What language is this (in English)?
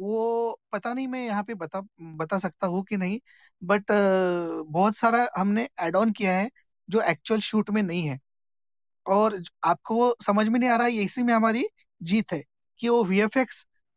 Hindi